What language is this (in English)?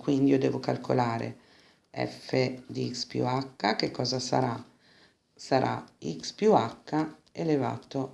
Italian